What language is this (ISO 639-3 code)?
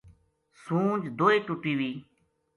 gju